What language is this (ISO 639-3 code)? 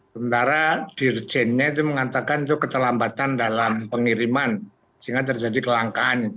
ind